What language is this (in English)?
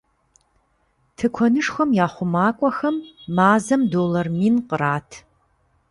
Kabardian